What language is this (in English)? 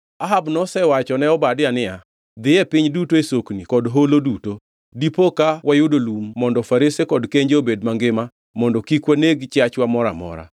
Luo (Kenya and Tanzania)